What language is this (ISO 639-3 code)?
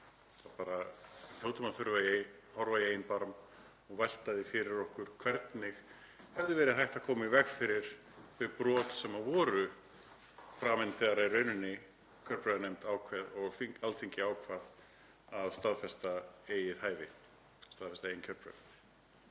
isl